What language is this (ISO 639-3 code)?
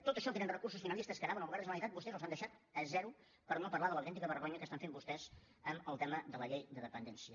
cat